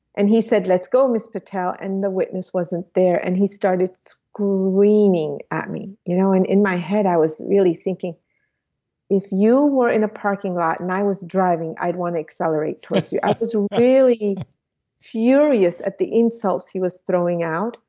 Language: English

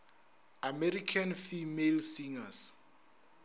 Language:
Northern Sotho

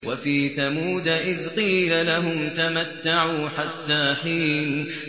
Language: Arabic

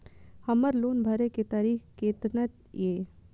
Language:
Maithili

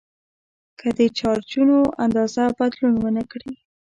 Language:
Pashto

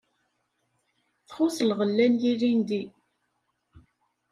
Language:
Kabyle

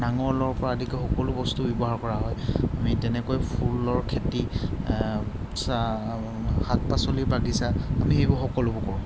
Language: Assamese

